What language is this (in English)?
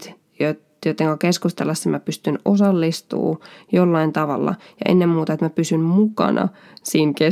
Finnish